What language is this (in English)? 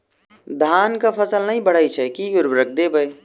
Maithili